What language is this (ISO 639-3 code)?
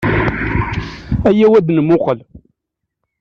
kab